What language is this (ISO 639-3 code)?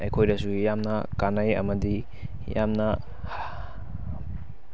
mni